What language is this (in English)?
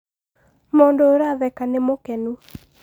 Kikuyu